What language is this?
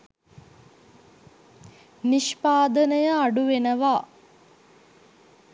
Sinhala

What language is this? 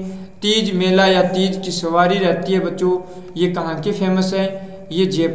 Hindi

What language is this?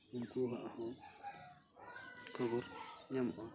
Santali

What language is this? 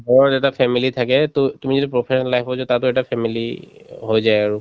Assamese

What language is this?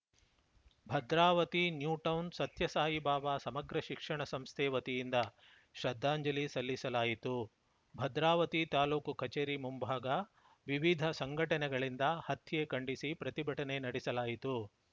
Kannada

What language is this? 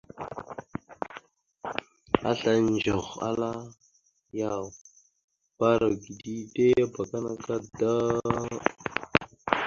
Mada (Cameroon)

